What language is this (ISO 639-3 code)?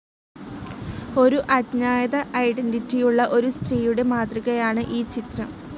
mal